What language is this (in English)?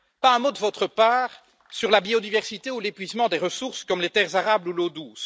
French